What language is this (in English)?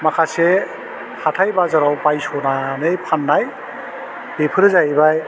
Bodo